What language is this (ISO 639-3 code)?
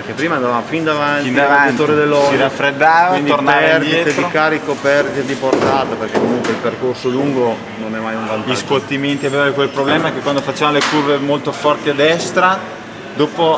ita